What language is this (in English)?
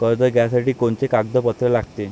Marathi